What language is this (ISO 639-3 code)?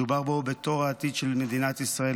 heb